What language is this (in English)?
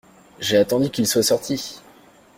French